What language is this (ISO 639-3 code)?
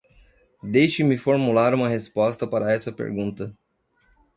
por